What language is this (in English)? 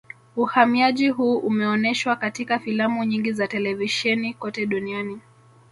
Swahili